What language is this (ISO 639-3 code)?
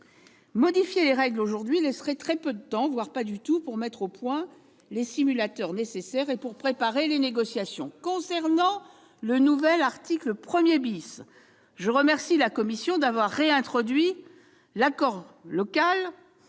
fra